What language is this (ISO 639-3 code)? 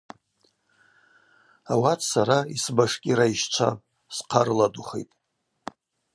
abq